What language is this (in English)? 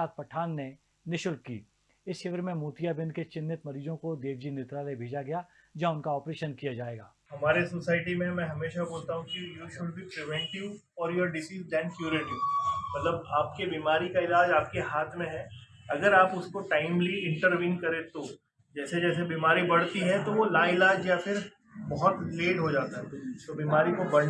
Hindi